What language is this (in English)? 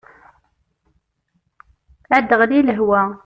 Kabyle